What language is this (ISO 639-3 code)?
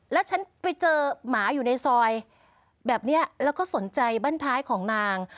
tha